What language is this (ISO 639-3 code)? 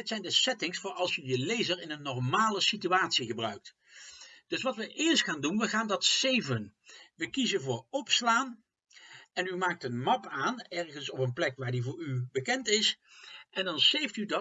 nld